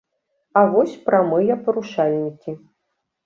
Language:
Belarusian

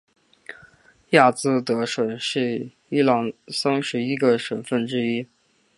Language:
Chinese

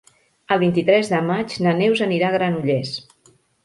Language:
Catalan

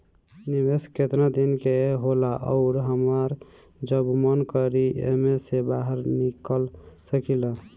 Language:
Bhojpuri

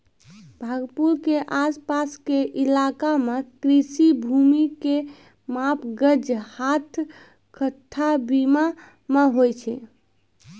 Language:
Maithili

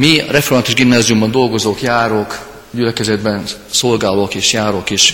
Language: Hungarian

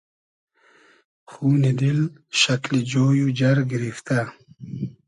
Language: Hazaragi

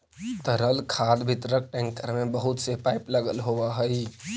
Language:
Magahi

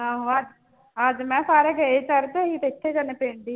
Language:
Punjabi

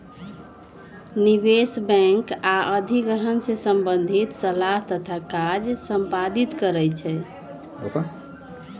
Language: Magahi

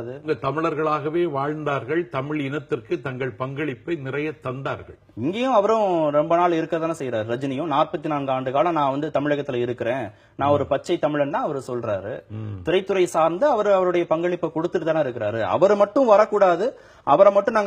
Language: Arabic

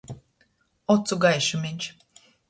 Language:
Latgalian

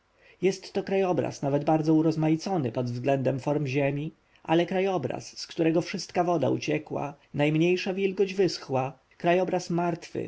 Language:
Polish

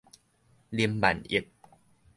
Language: Min Nan Chinese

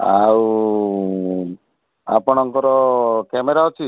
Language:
Odia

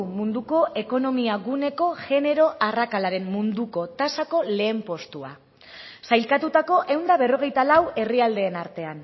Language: Basque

